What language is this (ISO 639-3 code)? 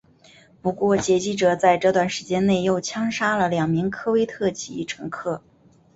zho